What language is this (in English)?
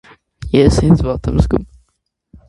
Armenian